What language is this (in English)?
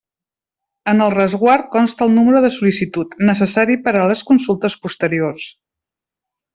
Catalan